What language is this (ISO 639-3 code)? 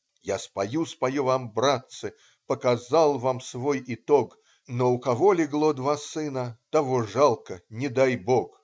rus